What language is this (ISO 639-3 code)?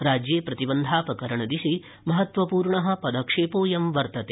san